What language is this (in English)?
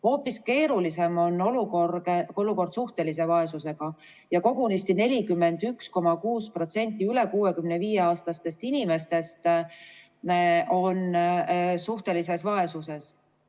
Estonian